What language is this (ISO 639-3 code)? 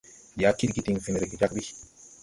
tui